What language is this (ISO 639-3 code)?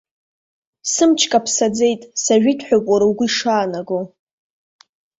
abk